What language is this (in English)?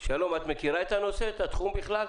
Hebrew